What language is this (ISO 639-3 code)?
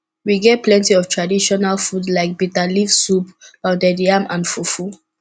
pcm